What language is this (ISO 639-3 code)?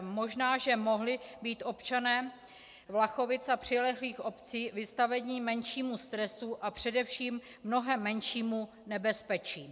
ces